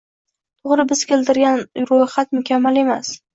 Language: Uzbek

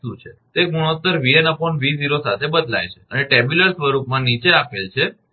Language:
Gujarati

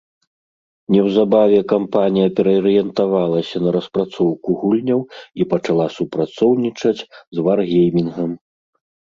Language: Belarusian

